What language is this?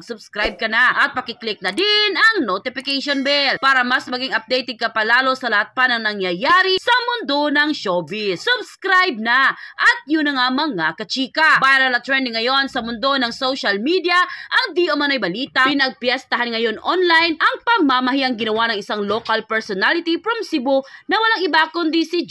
Filipino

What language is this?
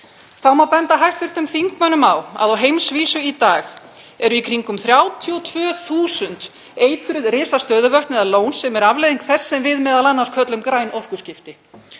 Icelandic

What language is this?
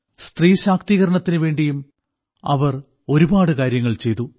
Malayalam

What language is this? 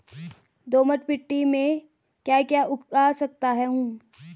Hindi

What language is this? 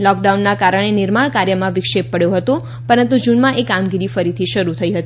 Gujarati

